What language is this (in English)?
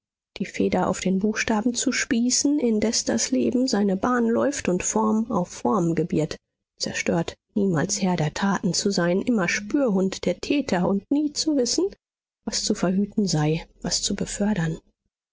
German